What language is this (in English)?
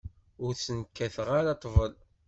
Kabyle